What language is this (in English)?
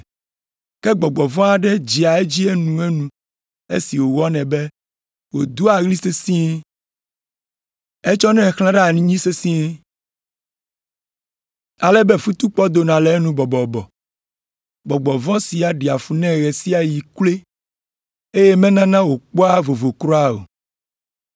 Ewe